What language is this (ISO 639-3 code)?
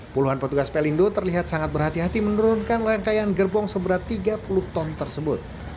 ind